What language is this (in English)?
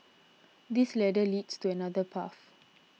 English